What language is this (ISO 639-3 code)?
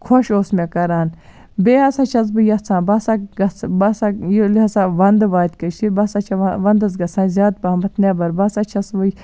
kas